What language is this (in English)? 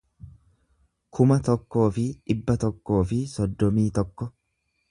Oromo